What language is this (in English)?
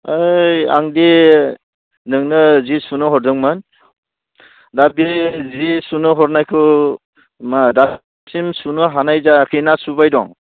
Bodo